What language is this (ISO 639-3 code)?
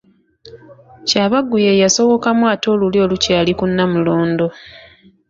lug